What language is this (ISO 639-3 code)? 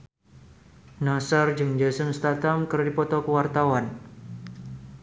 sun